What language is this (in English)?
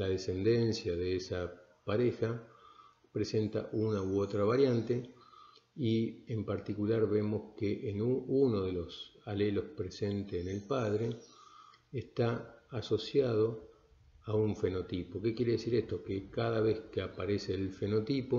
Spanish